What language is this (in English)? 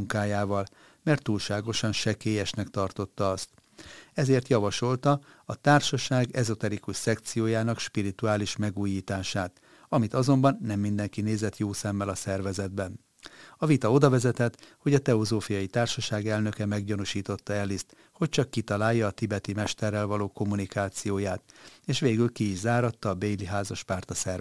Hungarian